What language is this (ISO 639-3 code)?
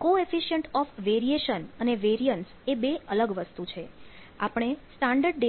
guj